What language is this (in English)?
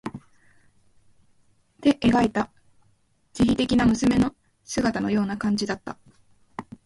Japanese